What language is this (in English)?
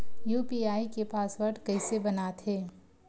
Chhattisgarhi